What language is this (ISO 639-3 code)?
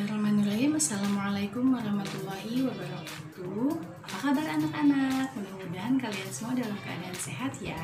ind